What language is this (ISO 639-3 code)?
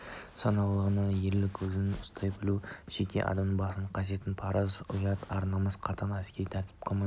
kaz